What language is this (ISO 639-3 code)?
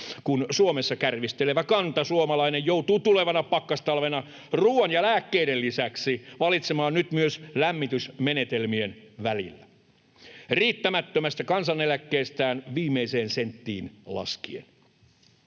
fin